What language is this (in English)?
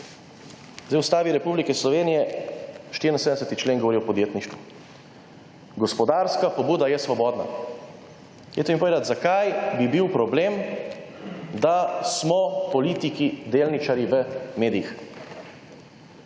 Slovenian